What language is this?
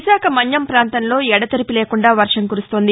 Telugu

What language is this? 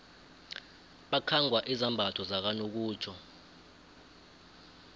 South Ndebele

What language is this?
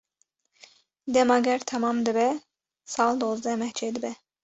Kurdish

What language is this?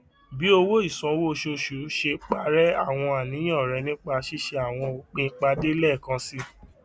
Yoruba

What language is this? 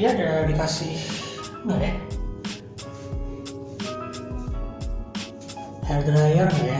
Indonesian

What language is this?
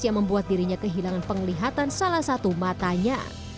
Indonesian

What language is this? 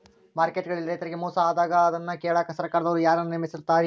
Kannada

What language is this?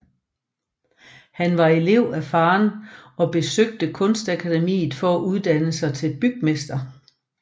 Danish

